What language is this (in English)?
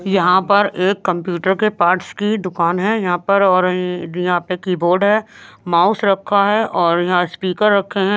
Hindi